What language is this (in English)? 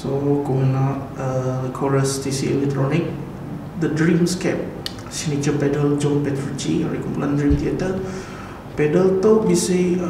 Malay